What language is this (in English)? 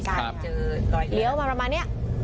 Thai